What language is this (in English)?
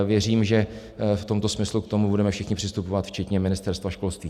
Czech